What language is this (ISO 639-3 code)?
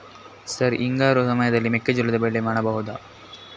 kan